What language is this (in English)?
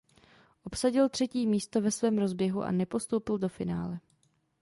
Czech